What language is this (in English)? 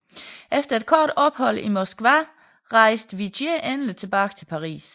Danish